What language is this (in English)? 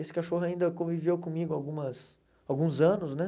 Portuguese